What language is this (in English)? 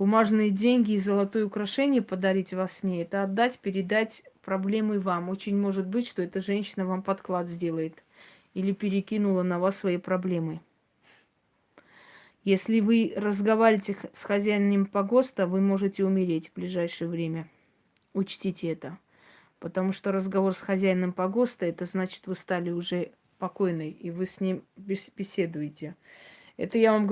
Russian